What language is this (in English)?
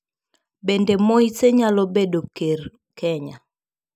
Luo (Kenya and Tanzania)